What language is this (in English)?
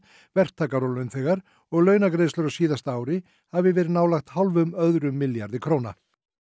Icelandic